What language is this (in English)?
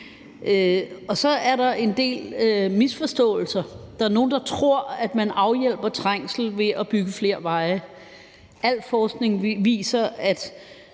Danish